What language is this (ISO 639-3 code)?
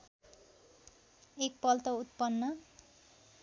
nep